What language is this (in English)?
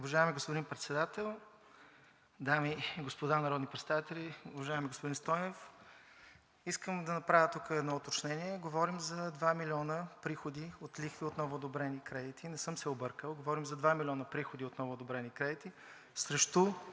Bulgarian